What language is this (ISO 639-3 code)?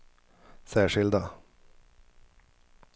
swe